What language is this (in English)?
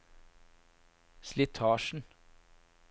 Norwegian